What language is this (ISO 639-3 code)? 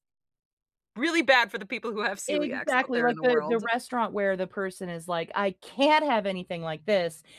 eng